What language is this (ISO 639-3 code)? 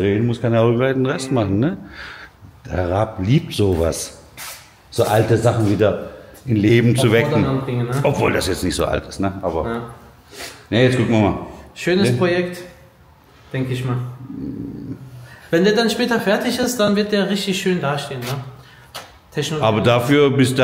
deu